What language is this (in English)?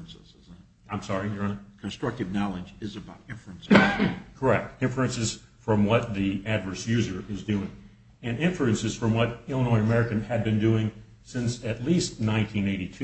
English